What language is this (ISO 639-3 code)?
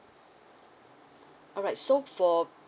eng